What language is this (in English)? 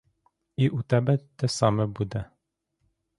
Ukrainian